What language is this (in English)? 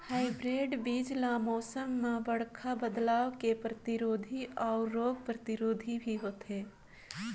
Chhattisgarhi